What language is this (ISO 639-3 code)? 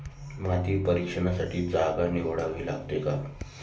mar